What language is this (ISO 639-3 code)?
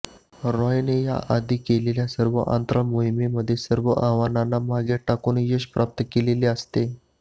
mar